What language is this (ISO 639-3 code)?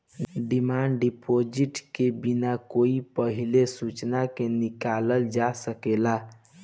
bho